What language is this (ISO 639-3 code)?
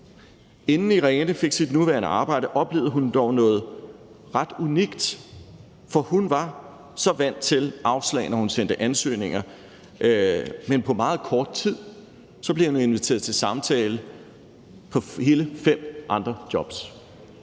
dan